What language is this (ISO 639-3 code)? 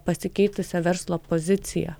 lit